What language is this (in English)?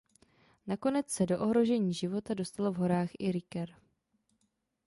Czech